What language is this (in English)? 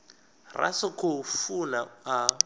Venda